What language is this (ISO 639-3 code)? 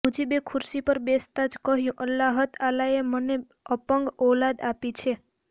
guj